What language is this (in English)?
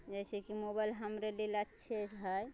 Maithili